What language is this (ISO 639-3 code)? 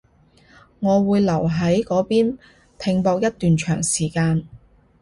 yue